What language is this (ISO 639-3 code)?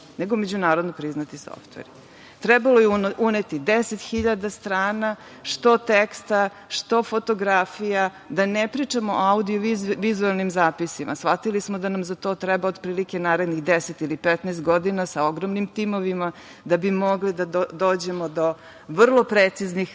srp